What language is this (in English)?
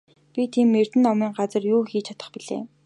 Mongolian